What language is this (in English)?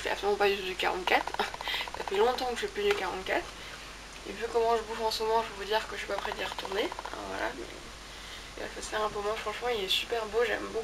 French